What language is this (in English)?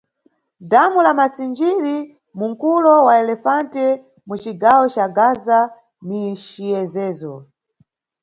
Nyungwe